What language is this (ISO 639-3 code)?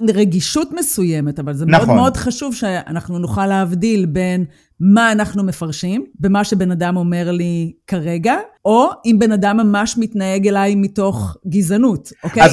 heb